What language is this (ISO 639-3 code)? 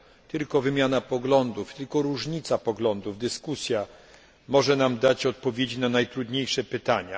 pol